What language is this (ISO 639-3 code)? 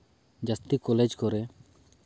sat